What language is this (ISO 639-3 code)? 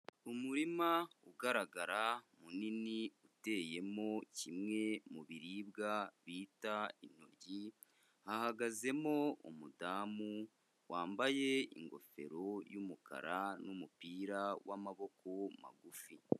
kin